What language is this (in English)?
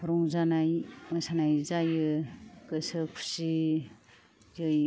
Bodo